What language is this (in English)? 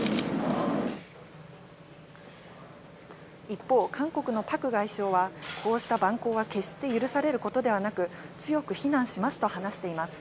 Japanese